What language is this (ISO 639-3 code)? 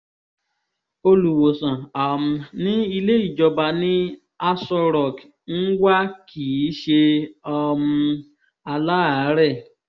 yor